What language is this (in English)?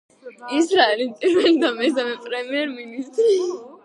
Georgian